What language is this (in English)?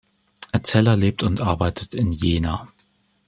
German